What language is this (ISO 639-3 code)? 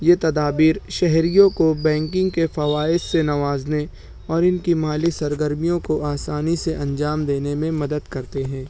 urd